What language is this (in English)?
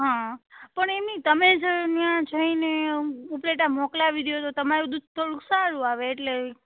Gujarati